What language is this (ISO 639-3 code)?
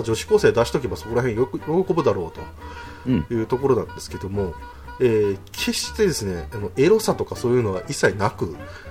jpn